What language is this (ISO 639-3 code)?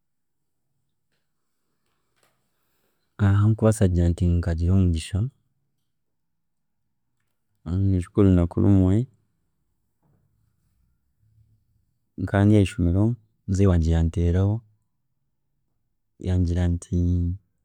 cgg